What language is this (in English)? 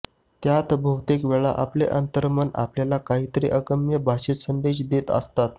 Marathi